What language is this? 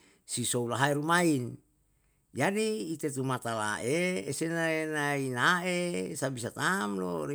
Yalahatan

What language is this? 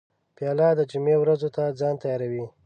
Pashto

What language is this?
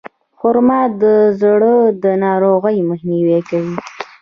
Pashto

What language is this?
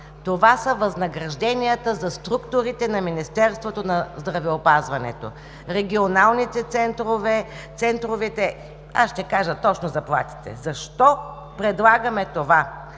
Bulgarian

